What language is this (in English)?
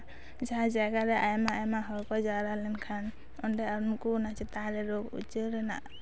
Santali